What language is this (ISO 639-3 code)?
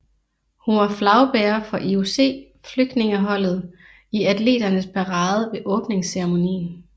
dan